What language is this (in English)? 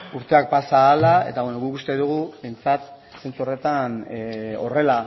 Basque